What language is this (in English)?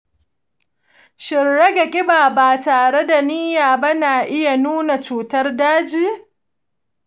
Hausa